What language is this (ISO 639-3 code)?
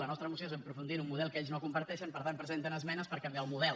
cat